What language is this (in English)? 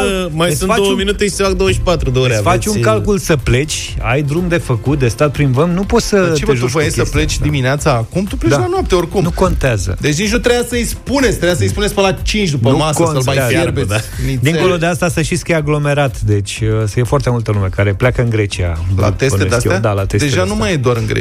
Romanian